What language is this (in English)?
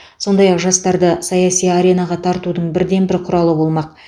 Kazakh